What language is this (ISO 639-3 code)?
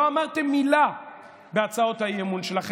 heb